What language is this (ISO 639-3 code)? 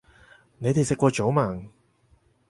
yue